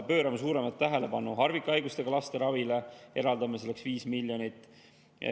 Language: Estonian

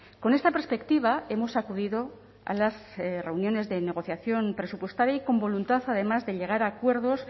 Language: Spanish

